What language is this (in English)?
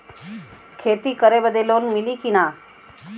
Bhojpuri